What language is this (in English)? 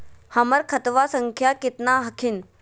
Magahi